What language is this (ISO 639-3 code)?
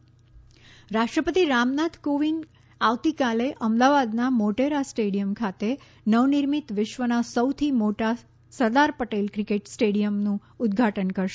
guj